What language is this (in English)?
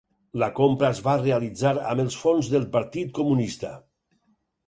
Catalan